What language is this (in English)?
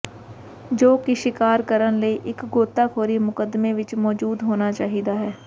Punjabi